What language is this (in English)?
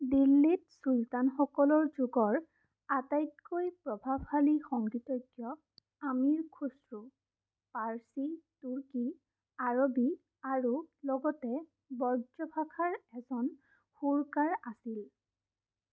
Assamese